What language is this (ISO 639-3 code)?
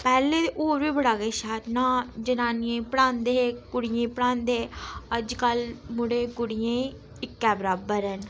doi